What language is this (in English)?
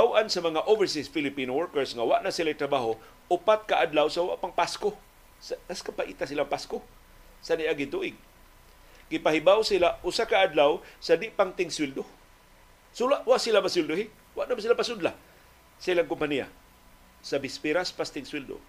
Filipino